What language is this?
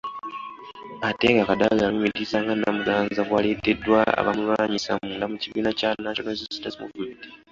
Ganda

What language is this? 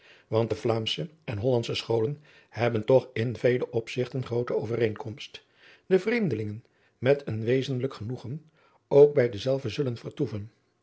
Dutch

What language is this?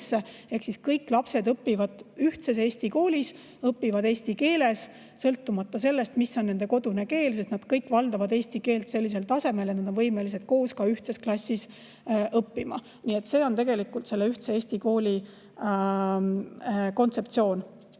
Estonian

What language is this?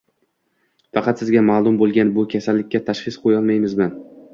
Uzbek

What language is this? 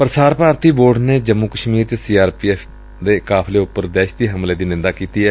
Punjabi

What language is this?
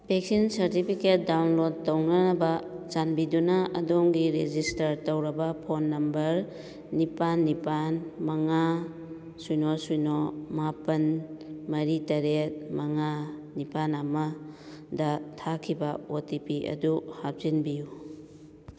Manipuri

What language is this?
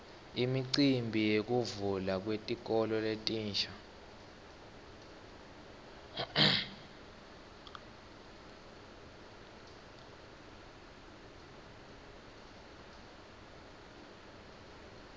Swati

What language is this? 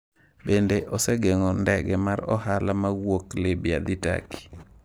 Luo (Kenya and Tanzania)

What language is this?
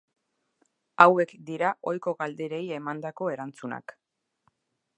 Basque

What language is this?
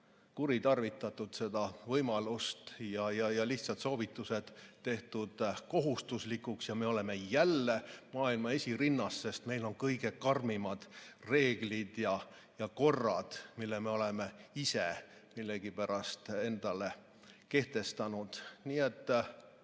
Estonian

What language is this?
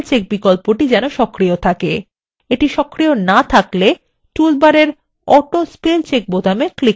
Bangla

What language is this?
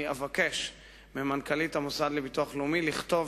Hebrew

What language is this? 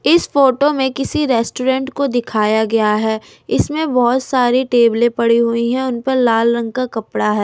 Hindi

